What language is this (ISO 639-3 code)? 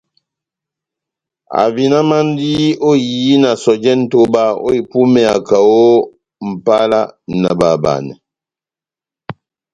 bnm